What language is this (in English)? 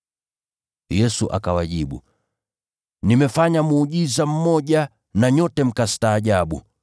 Swahili